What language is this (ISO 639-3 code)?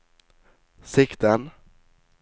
nor